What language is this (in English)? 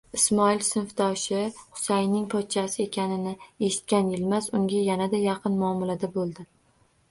Uzbek